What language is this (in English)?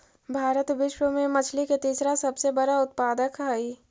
Magahi